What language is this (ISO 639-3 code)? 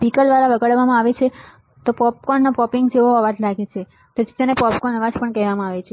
guj